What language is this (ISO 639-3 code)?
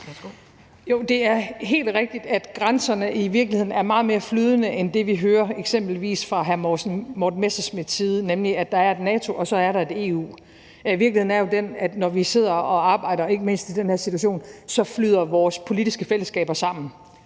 dan